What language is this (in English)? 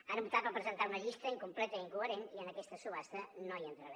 Catalan